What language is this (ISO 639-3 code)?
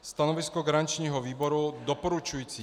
ces